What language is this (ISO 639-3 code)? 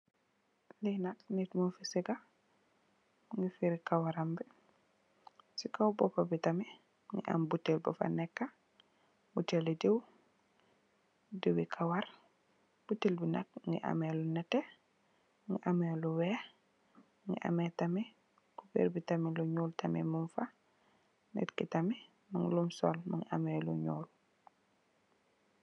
wol